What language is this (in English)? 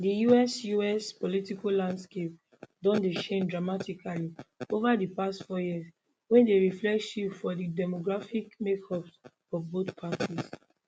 Nigerian Pidgin